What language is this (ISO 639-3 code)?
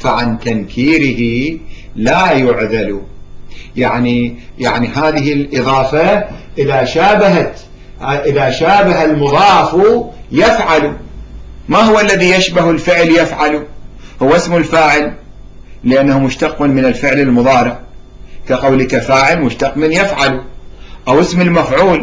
ara